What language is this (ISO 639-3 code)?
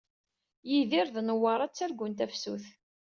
kab